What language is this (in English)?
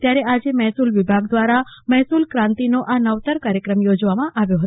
Gujarati